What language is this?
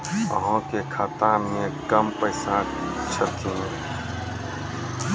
Maithili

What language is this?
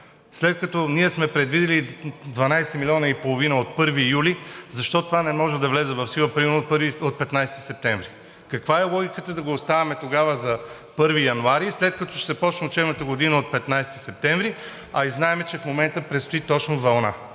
Bulgarian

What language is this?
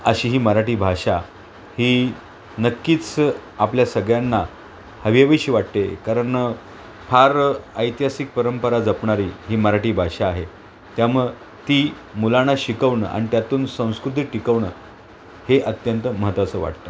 Marathi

